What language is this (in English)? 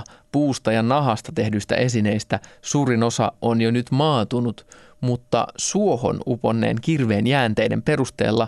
Finnish